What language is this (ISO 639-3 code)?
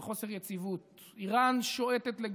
heb